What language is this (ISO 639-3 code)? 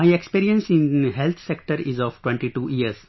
eng